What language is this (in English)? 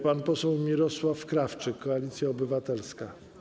Polish